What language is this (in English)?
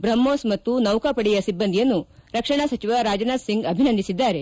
Kannada